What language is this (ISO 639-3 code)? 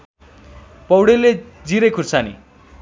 nep